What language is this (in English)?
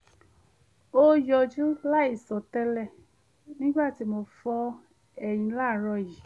Yoruba